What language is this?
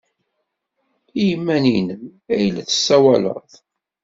Kabyle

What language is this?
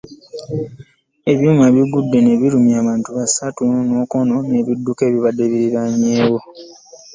Ganda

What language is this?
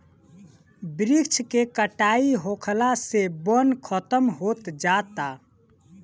Bhojpuri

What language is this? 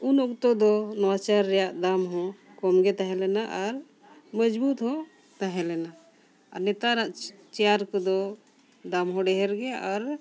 Santali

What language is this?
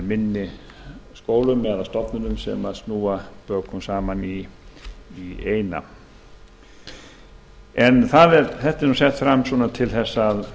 Icelandic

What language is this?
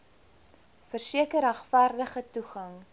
Afrikaans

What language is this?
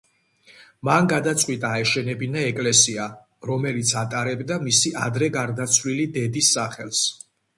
Georgian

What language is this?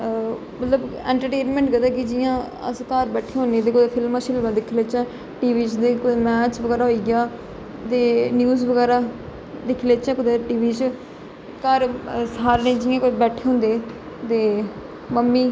Dogri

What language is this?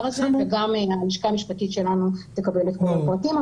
Hebrew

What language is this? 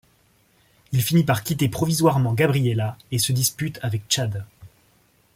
French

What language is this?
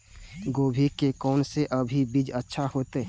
Maithili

